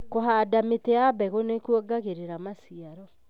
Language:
Kikuyu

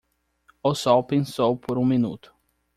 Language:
Portuguese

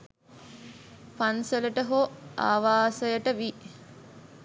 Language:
Sinhala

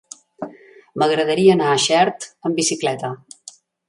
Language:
Catalan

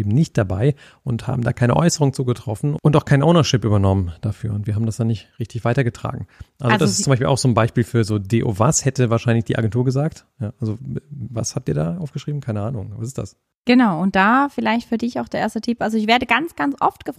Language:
German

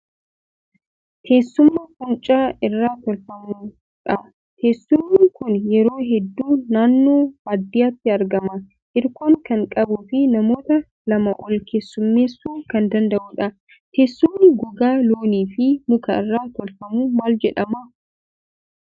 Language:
Oromo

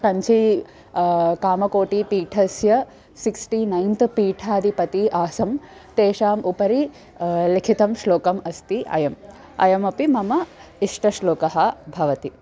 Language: Sanskrit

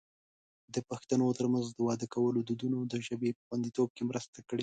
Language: Pashto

